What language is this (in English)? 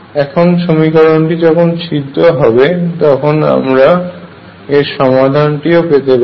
Bangla